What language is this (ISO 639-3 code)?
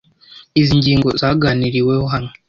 kin